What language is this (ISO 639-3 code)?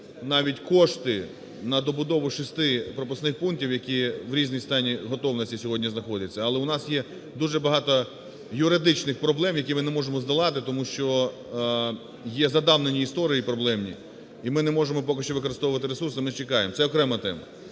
ukr